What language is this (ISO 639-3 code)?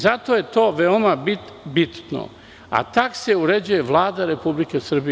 srp